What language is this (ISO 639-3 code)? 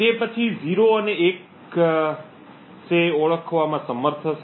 guj